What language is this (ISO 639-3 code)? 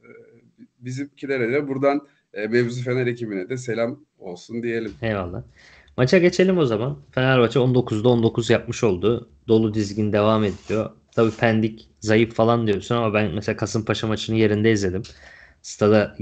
tur